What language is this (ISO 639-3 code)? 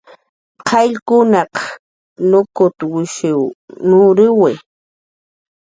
jqr